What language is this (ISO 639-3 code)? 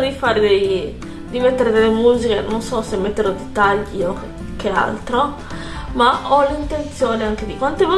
ita